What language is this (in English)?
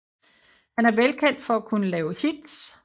Danish